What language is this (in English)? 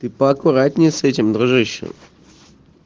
Russian